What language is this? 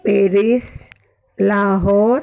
Sindhi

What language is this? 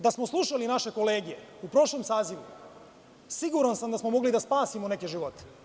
Serbian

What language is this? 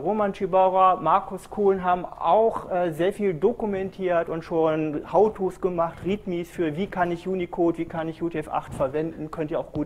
German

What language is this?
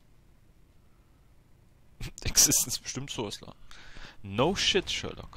German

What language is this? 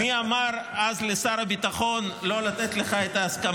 Hebrew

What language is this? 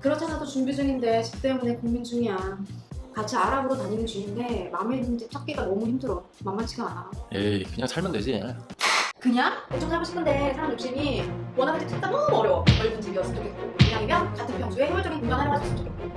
Korean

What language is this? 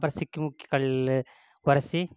Tamil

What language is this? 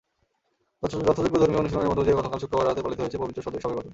Bangla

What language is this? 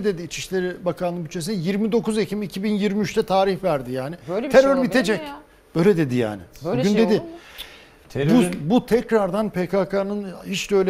Turkish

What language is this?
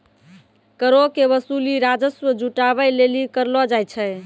Maithili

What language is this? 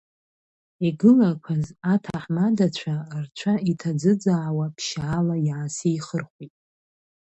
Abkhazian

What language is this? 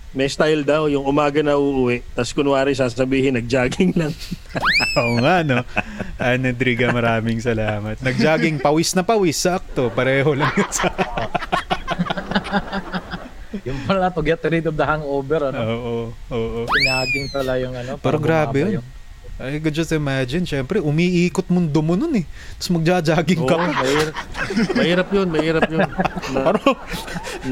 Filipino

